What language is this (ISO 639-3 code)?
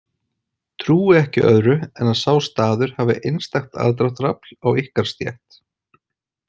isl